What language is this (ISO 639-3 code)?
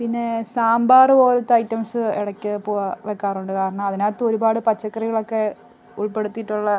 mal